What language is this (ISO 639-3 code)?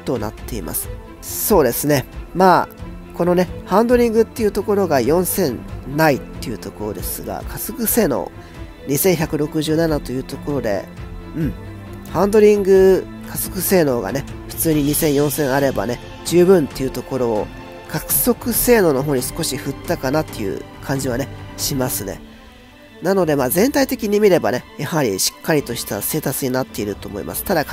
jpn